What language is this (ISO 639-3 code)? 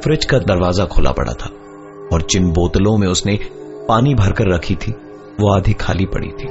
hin